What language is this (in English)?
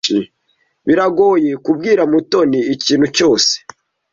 Kinyarwanda